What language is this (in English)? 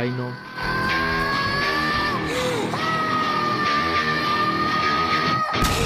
Ukrainian